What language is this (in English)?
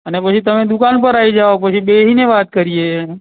Gujarati